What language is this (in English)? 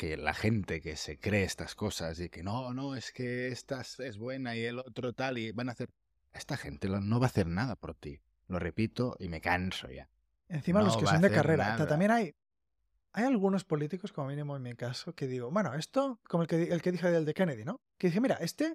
Spanish